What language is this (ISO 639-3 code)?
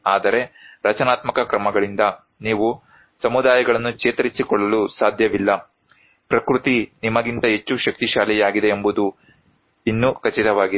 kan